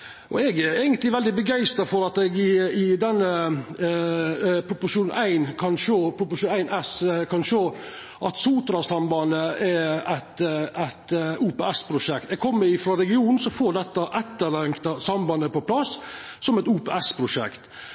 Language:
Norwegian Nynorsk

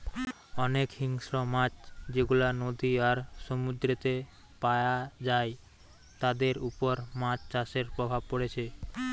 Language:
Bangla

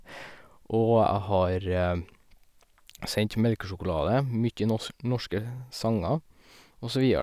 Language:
Norwegian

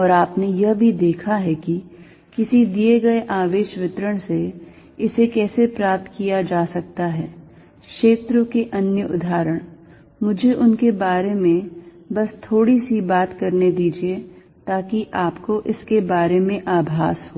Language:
Hindi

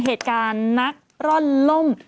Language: Thai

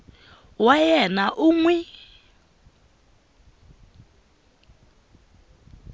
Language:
Tsonga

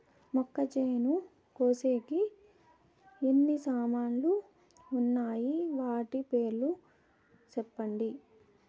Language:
Telugu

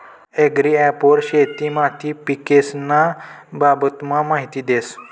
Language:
Marathi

